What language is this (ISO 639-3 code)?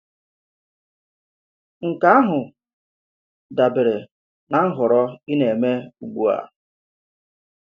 ibo